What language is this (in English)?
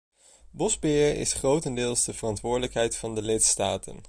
Dutch